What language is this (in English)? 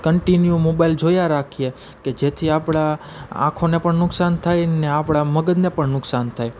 Gujarati